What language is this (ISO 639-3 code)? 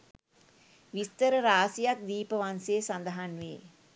sin